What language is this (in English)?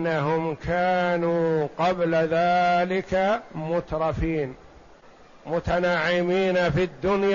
Arabic